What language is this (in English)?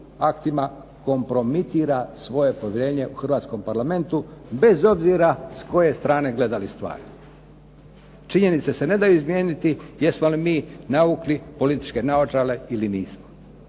Croatian